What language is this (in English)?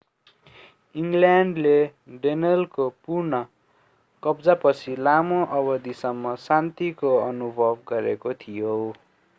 Nepali